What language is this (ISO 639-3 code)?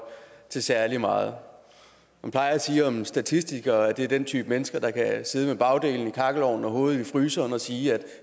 dan